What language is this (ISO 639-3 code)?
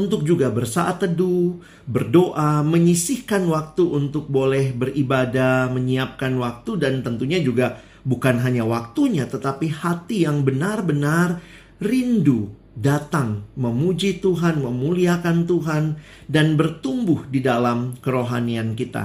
ind